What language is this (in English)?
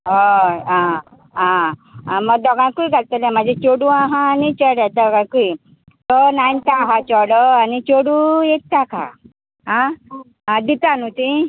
Konkani